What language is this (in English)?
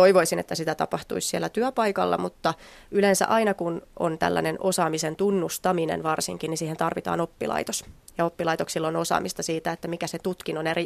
Finnish